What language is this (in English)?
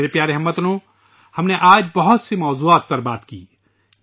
Urdu